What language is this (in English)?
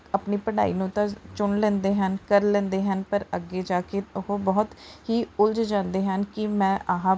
Punjabi